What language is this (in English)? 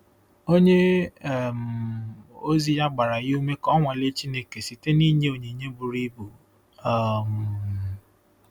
Igbo